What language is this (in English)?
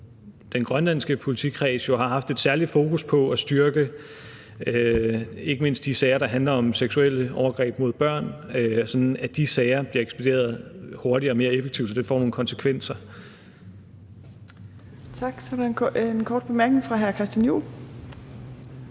Danish